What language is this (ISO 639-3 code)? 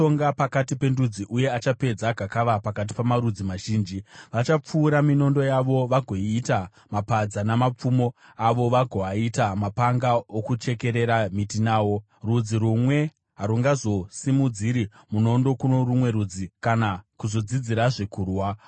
sna